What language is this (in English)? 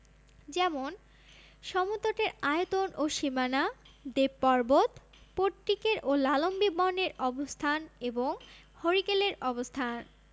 Bangla